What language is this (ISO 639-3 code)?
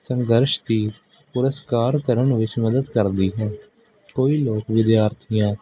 pan